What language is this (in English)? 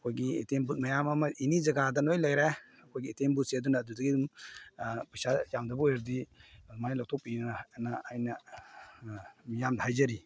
Manipuri